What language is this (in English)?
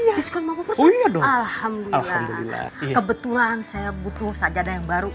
Indonesian